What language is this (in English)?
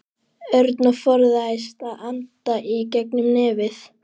Icelandic